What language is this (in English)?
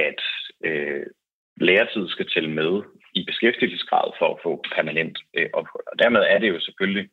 Danish